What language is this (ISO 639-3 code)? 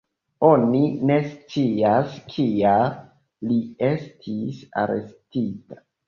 epo